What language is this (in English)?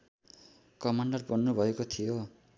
Nepali